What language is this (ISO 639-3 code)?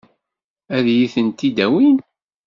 kab